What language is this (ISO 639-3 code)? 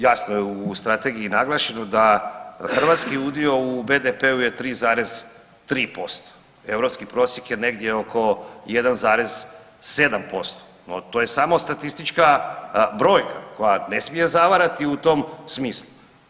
hrv